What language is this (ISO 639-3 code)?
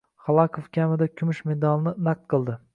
uzb